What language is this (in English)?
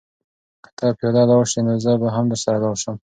Pashto